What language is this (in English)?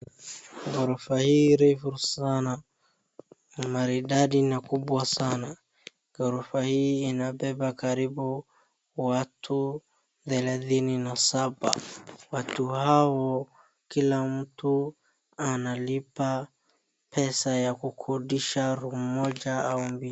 Swahili